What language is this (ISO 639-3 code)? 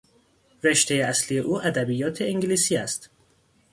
fas